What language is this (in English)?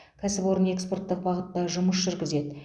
Kazakh